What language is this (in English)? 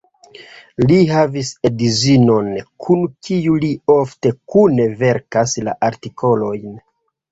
Esperanto